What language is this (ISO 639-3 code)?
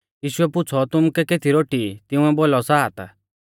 bfz